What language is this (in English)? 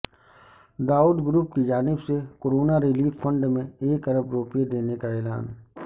Urdu